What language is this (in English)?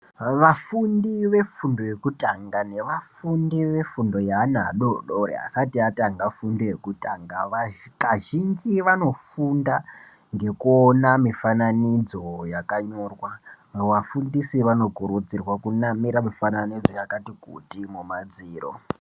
Ndau